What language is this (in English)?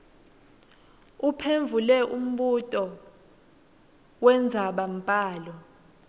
Swati